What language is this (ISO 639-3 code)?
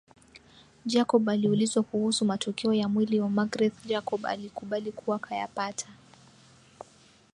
swa